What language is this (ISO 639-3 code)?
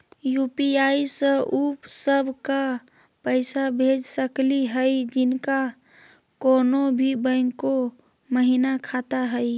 mag